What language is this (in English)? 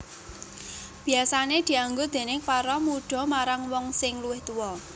Javanese